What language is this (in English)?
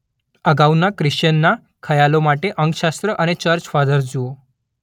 Gujarati